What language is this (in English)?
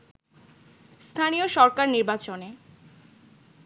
Bangla